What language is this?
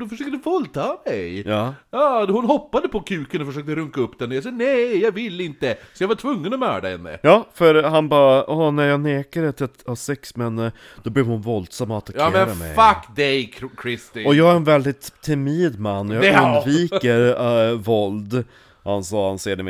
Swedish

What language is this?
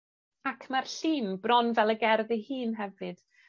Welsh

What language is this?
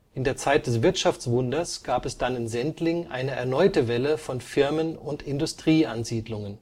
German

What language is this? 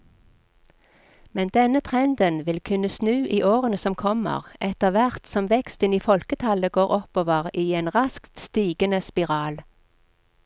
Norwegian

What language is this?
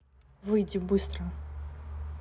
Russian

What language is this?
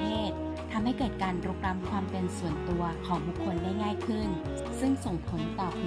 Thai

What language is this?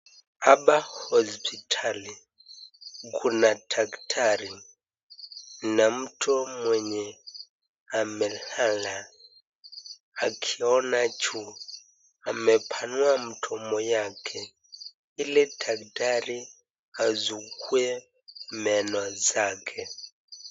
Swahili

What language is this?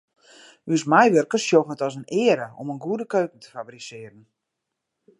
Western Frisian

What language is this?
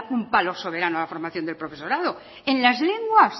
Spanish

